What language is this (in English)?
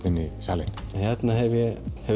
Icelandic